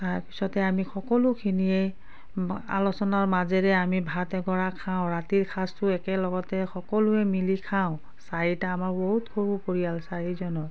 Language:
Assamese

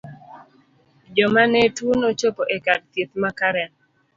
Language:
Luo (Kenya and Tanzania)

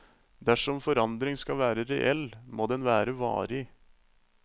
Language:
Norwegian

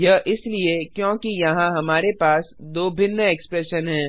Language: Hindi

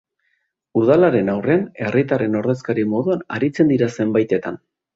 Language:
Basque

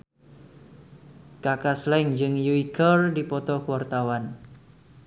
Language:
Sundanese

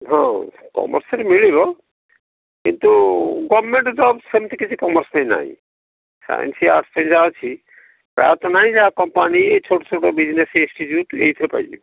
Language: Odia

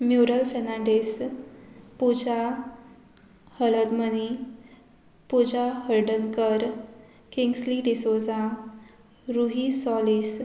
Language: Konkani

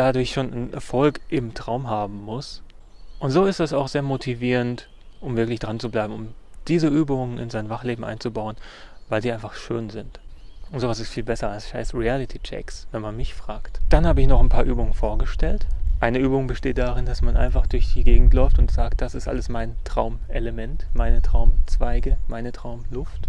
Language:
German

